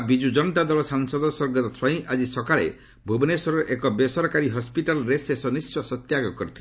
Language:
Odia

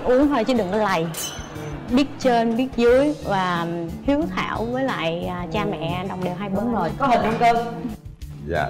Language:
Vietnamese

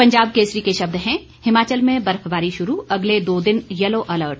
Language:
Hindi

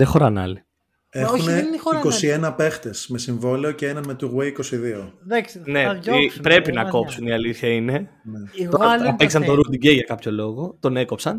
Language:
Greek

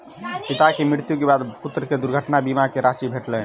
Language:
Maithili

